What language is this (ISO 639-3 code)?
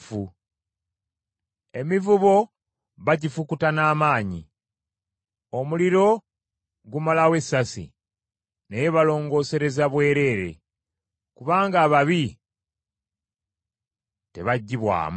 lug